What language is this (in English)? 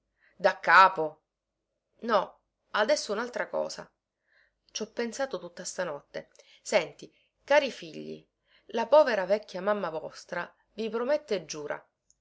Italian